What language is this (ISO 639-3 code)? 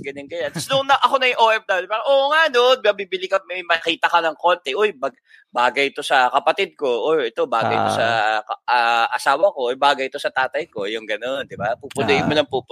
fil